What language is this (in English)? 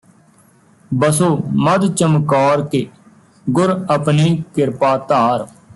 Punjabi